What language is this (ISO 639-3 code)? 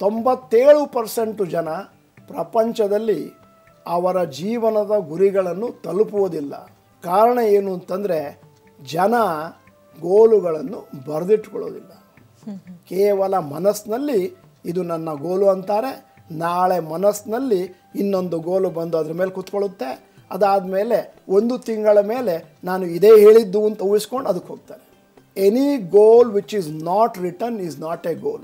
kan